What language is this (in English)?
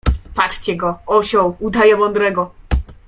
Polish